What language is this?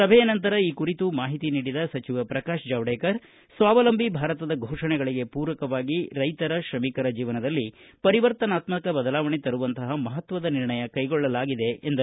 Kannada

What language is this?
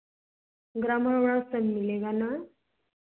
Hindi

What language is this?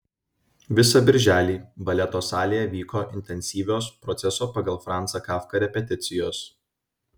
Lithuanian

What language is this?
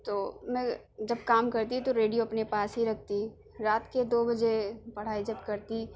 Urdu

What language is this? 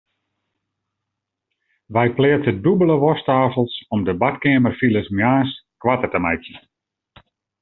Western Frisian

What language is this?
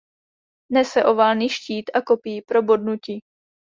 Czech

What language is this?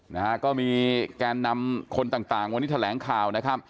Thai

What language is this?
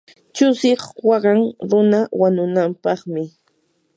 Yanahuanca Pasco Quechua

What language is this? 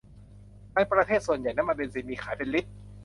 Thai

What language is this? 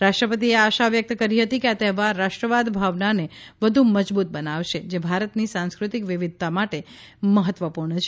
Gujarati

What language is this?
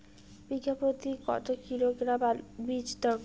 Bangla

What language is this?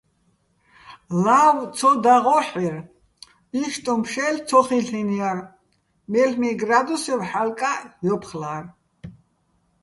Bats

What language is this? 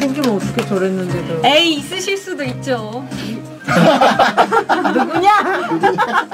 Korean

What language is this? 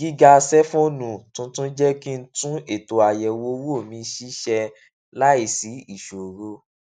Yoruba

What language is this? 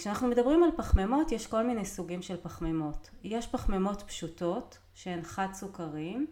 Hebrew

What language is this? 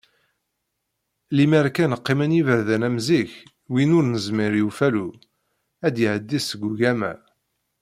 Kabyle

